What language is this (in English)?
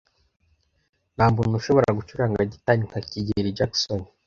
Kinyarwanda